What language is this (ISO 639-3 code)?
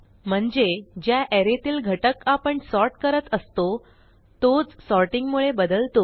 mar